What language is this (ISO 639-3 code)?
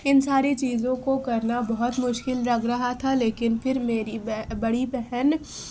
urd